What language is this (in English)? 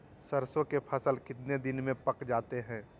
Magahi